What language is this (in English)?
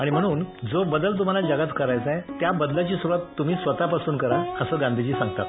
Marathi